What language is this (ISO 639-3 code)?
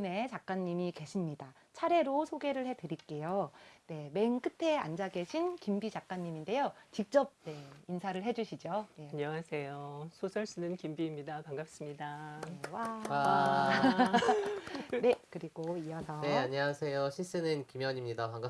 kor